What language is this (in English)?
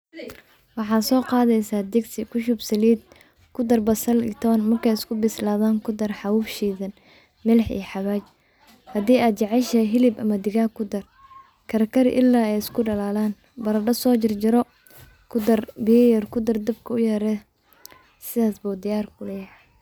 Somali